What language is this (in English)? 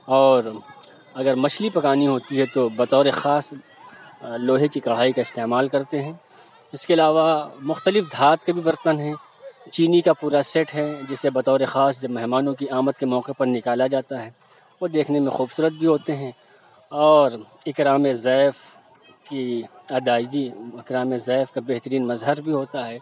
Urdu